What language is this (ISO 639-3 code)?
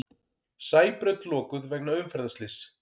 isl